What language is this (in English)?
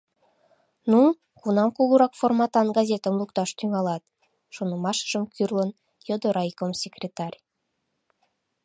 Mari